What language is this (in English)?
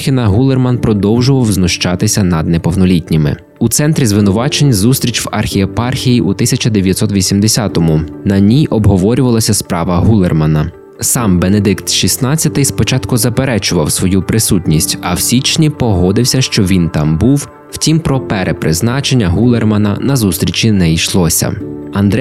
Ukrainian